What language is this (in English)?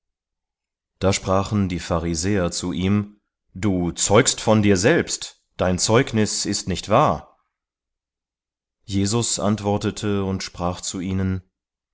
German